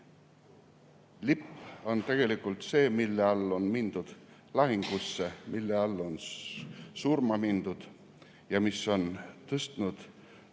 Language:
Estonian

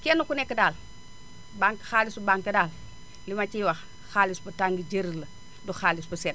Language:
Wolof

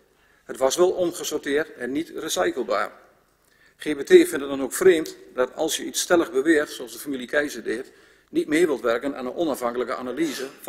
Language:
Dutch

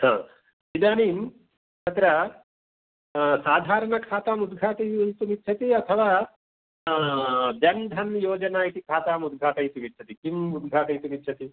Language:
Sanskrit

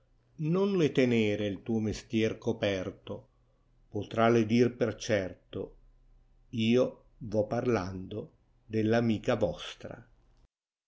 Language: Italian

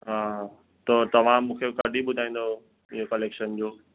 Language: Sindhi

